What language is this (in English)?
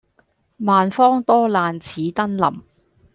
Cantonese